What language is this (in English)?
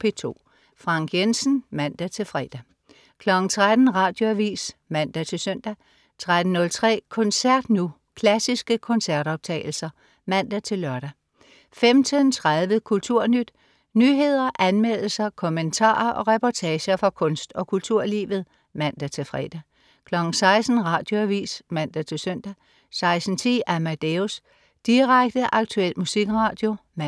Danish